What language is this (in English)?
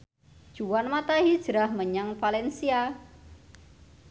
Javanese